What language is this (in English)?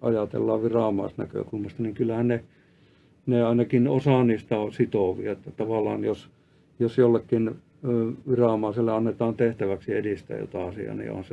Finnish